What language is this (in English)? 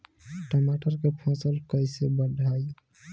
Bhojpuri